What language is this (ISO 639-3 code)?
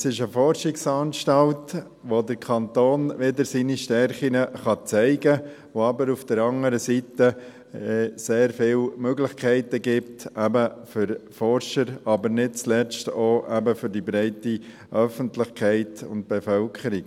gsw